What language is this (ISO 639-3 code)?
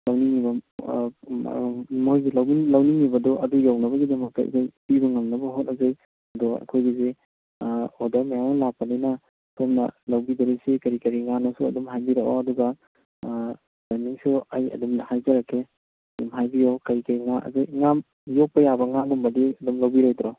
mni